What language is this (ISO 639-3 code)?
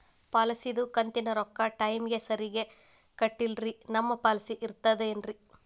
kan